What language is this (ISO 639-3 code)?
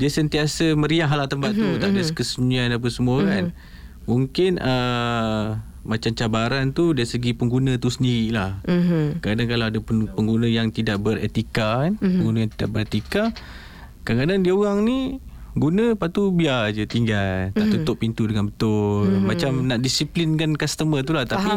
msa